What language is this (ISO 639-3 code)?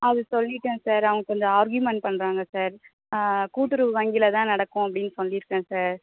tam